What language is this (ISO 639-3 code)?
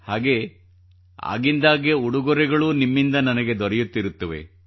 kan